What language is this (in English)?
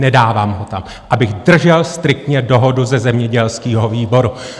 Czech